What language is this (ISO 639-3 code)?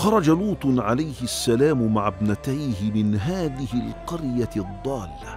ara